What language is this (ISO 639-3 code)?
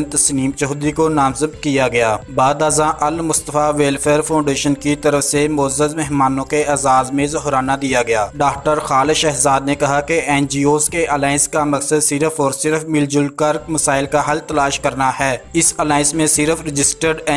tur